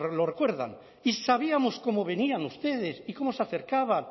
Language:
Spanish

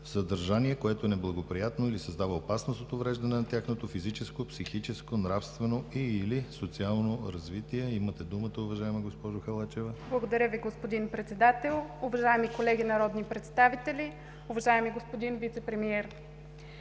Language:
Bulgarian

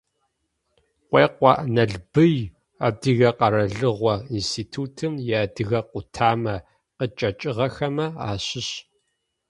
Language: Adyghe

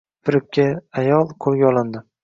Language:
Uzbek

